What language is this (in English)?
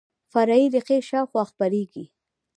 Pashto